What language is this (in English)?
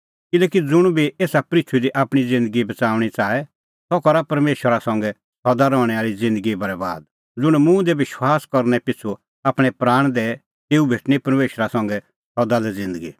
Kullu Pahari